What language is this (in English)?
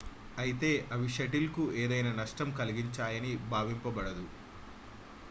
Telugu